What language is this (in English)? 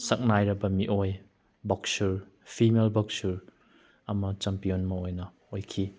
Manipuri